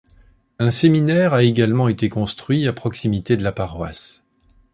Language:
French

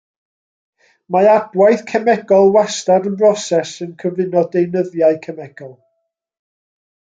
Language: Welsh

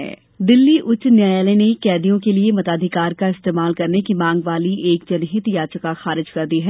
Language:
Hindi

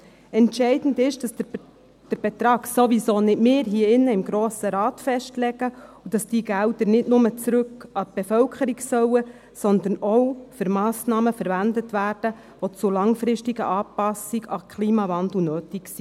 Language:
Swiss German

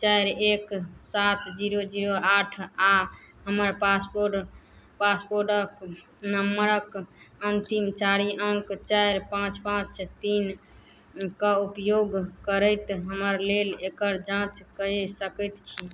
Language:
Maithili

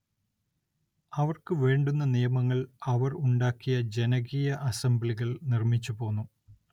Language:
Malayalam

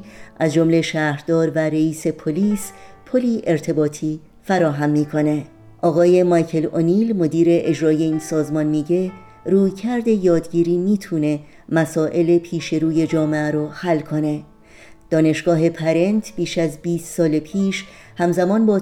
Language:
Persian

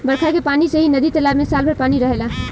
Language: Bhojpuri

